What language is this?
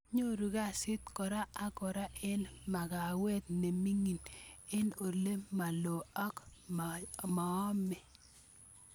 Kalenjin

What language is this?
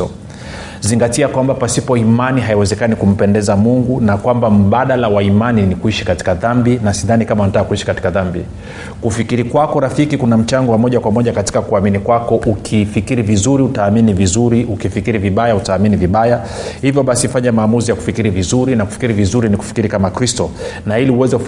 Swahili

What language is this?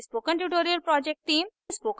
Hindi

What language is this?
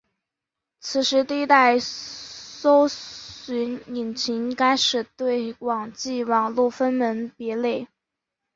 Chinese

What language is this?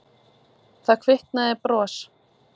Icelandic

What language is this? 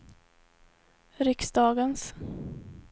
Swedish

